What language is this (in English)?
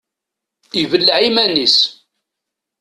Kabyle